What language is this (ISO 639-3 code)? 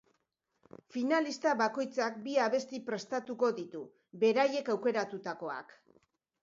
eus